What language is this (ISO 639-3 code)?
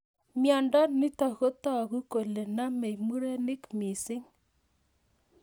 kln